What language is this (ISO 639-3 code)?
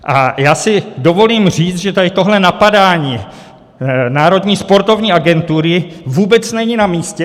ces